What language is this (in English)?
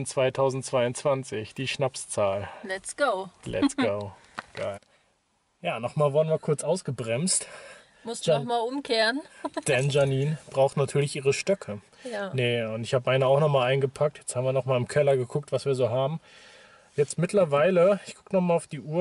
German